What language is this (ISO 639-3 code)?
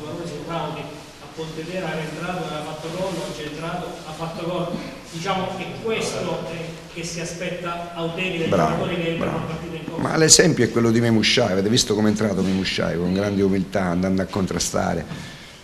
ita